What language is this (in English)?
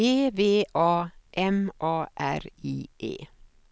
Swedish